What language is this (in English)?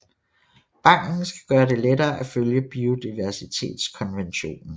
Danish